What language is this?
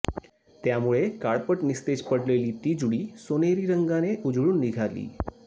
Marathi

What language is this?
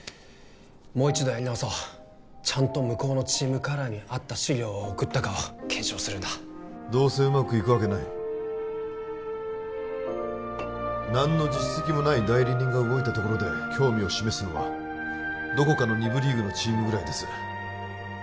Japanese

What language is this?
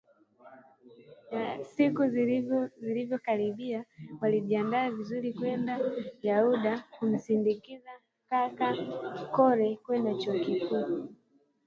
Swahili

